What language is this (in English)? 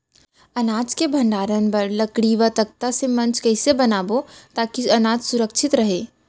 Chhattisgarhi